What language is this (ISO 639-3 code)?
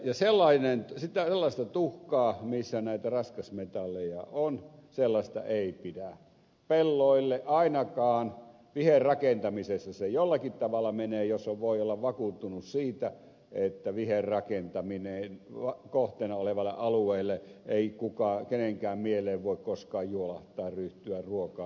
fin